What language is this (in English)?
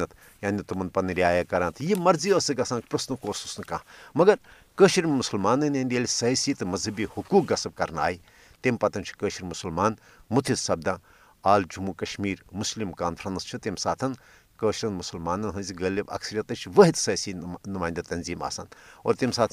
Urdu